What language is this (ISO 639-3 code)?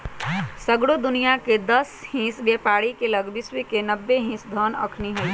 mag